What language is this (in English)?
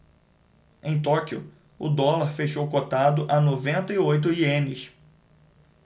Portuguese